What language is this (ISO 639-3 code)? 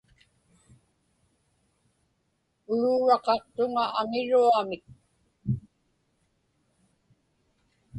ipk